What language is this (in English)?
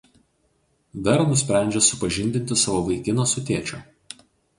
Lithuanian